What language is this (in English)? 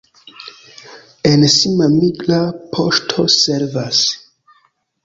Esperanto